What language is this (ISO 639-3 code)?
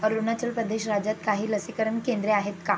mar